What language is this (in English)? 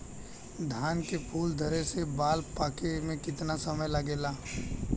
Bhojpuri